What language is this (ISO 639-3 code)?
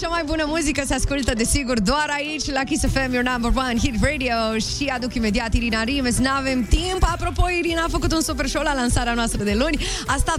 ron